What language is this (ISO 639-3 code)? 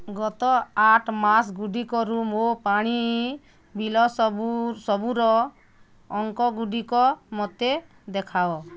ori